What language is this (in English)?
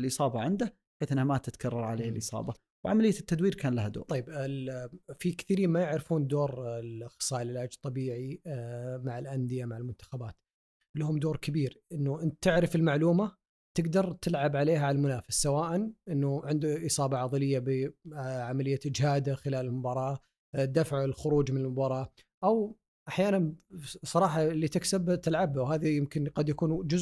Arabic